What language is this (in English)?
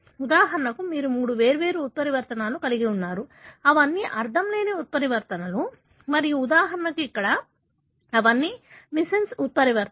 Telugu